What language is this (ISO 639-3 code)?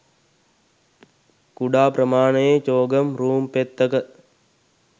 sin